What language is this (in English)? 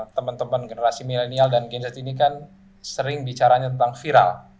Indonesian